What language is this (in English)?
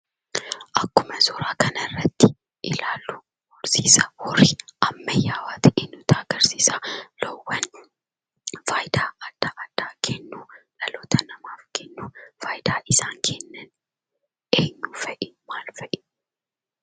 Oromo